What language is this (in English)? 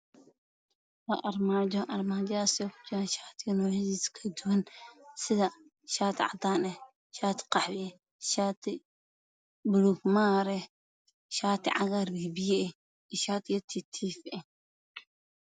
Somali